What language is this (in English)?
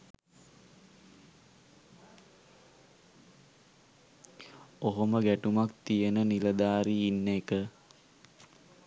Sinhala